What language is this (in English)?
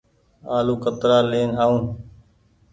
Goaria